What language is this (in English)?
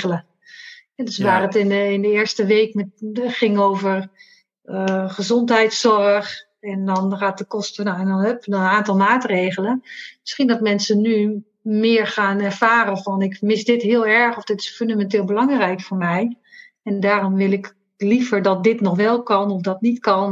Dutch